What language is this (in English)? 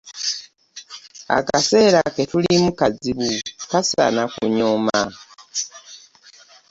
Ganda